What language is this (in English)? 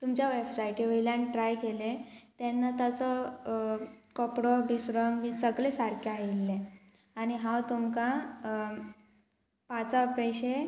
Konkani